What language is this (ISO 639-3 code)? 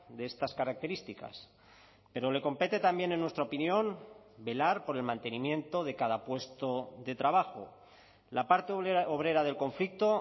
spa